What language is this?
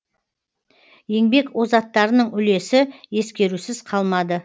Kazakh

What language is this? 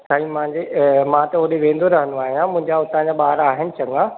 Sindhi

